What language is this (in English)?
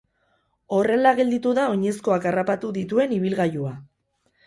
Basque